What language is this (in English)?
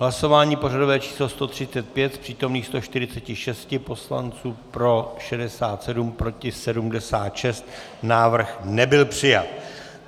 Czech